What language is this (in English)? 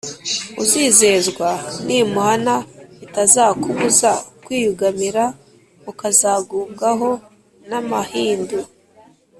Kinyarwanda